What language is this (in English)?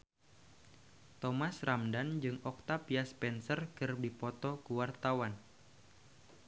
Sundanese